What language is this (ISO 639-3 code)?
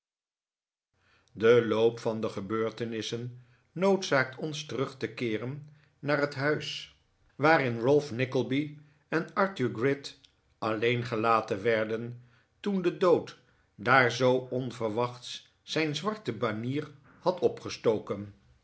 nld